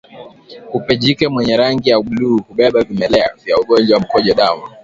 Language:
Swahili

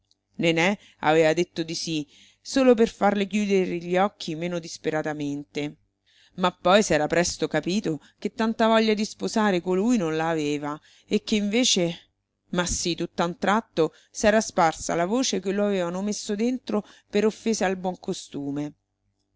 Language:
Italian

